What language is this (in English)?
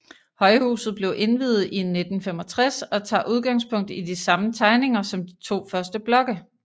Danish